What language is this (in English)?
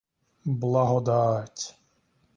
Ukrainian